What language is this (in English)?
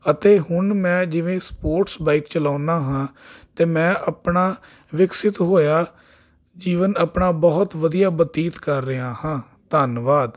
Punjabi